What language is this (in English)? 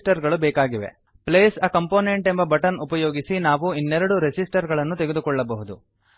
Kannada